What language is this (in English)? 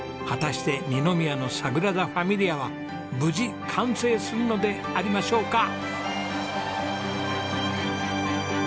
Japanese